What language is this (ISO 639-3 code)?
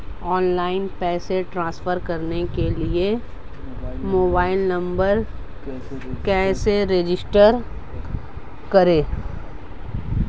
hin